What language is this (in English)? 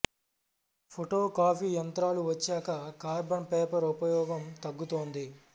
Telugu